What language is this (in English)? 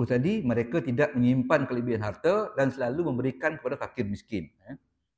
Malay